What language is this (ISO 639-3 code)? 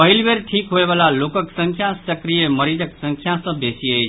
mai